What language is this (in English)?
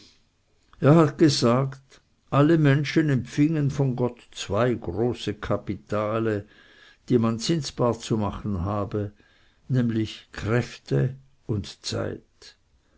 German